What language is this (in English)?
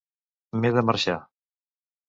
Catalan